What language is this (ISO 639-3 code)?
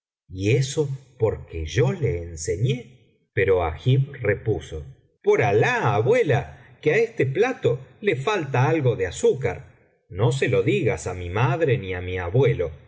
spa